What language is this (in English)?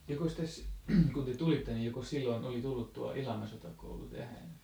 Finnish